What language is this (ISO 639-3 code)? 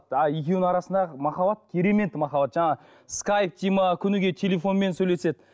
kaz